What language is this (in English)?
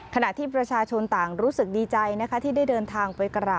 Thai